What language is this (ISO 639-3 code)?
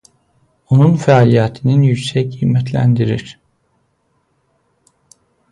aze